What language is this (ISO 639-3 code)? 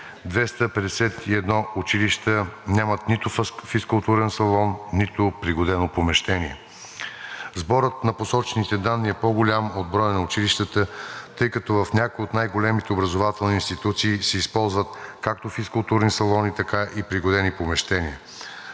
bul